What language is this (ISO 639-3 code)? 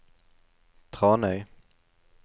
nor